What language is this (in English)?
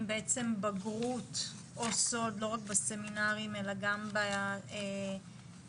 Hebrew